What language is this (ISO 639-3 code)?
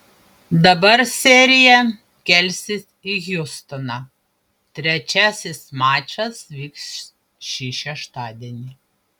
lit